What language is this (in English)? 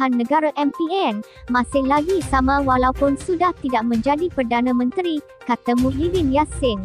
Malay